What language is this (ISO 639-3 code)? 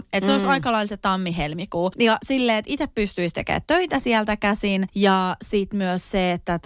fin